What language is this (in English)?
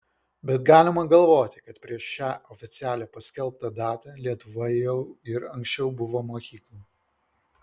Lithuanian